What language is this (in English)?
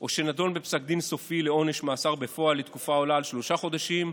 Hebrew